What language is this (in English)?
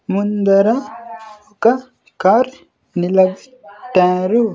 Telugu